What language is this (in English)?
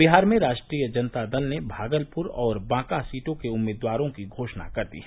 Hindi